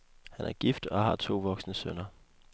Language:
Danish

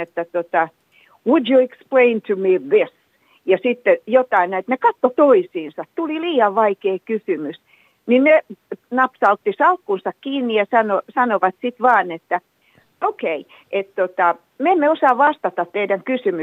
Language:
Finnish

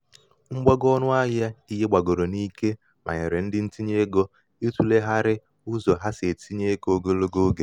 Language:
Igbo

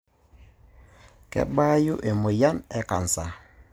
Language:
Masai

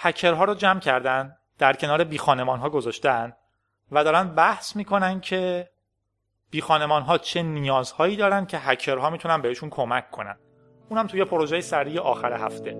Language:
Persian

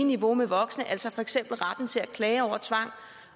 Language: Danish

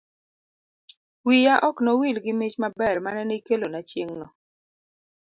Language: Luo (Kenya and Tanzania)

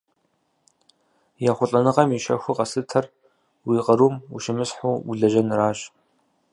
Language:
Kabardian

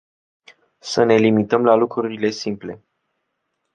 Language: Romanian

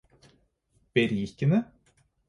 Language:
Norwegian Bokmål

